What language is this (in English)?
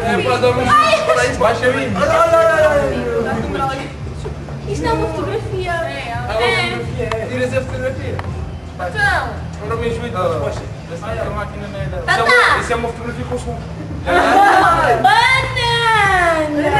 Portuguese